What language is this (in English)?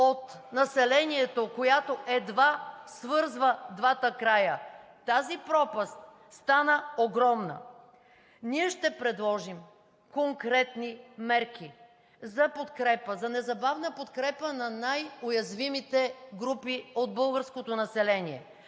Bulgarian